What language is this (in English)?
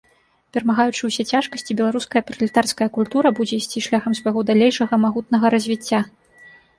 Belarusian